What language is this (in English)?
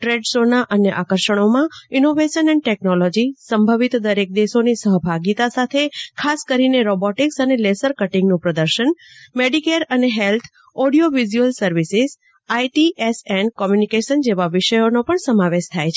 Gujarati